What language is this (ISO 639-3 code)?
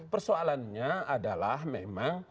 ind